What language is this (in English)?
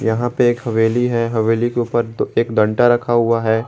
Hindi